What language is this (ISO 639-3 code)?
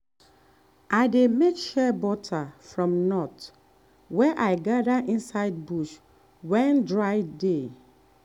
pcm